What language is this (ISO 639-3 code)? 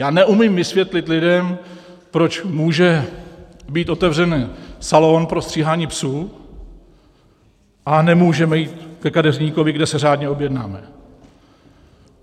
ces